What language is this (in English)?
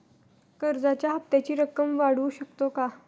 Marathi